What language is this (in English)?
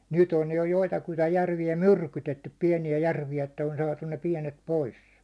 Finnish